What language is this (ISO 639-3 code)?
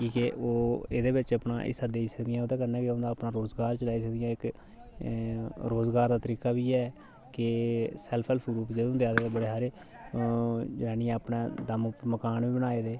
doi